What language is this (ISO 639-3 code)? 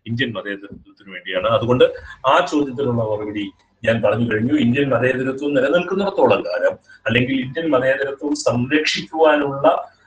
mal